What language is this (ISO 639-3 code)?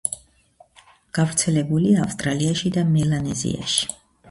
kat